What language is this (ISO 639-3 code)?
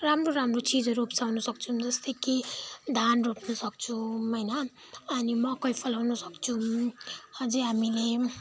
nep